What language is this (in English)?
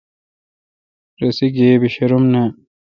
Kalkoti